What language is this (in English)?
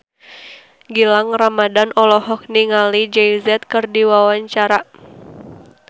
Sundanese